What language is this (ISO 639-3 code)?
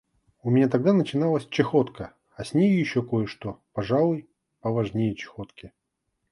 rus